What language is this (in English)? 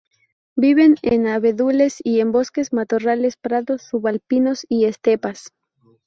Spanish